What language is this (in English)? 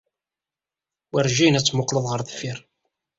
Kabyle